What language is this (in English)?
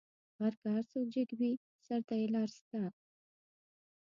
Pashto